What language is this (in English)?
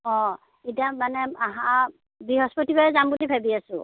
Assamese